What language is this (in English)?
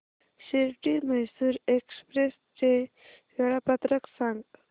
Marathi